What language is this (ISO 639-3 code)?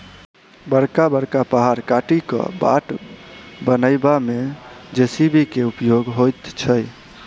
mai